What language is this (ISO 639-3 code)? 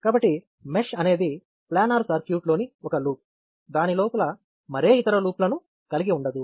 tel